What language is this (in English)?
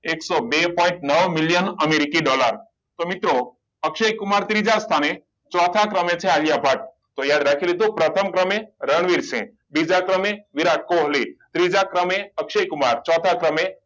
Gujarati